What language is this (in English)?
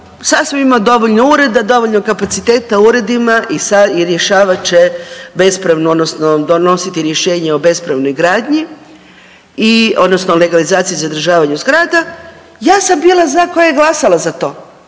Croatian